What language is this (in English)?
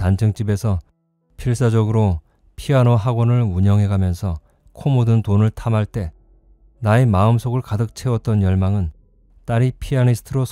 Korean